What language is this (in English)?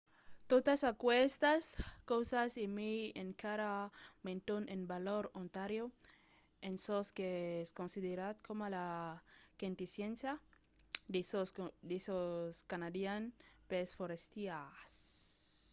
Occitan